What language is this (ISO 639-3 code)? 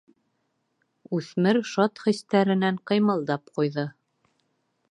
bak